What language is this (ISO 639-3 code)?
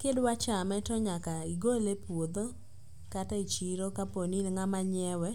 luo